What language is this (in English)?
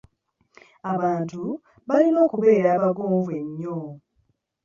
Ganda